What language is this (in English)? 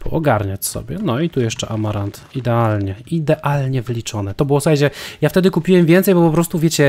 Polish